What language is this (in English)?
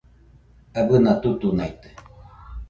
Nüpode Huitoto